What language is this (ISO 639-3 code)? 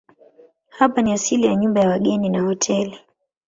swa